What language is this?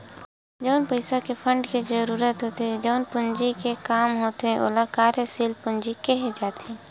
Chhattisgarhi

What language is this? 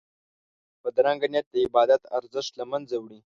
Pashto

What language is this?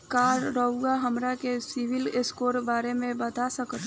Bhojpuri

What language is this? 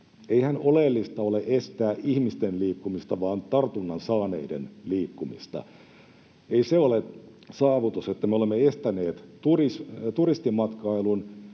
Finnish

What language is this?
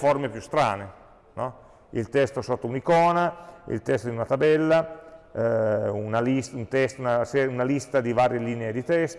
Italian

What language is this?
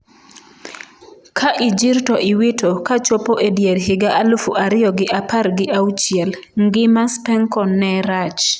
Luo (Kenya and Tanzania)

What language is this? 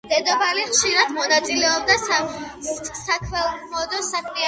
Georgian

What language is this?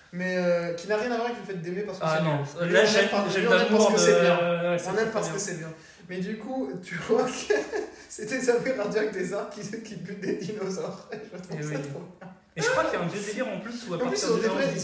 French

